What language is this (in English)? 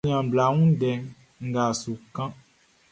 Baoulé